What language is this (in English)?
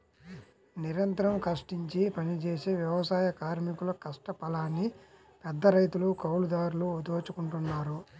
Telugu